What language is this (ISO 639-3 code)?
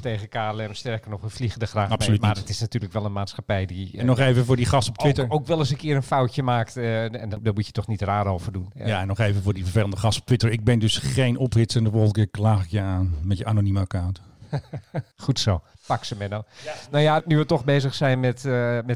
nld